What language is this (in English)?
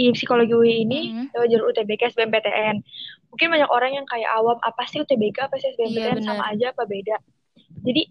Indonesian